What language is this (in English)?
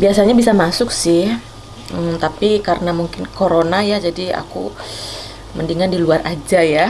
Indonesian